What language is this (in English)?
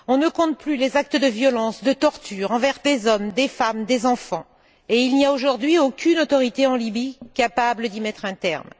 French